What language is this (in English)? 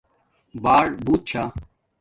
Domaaki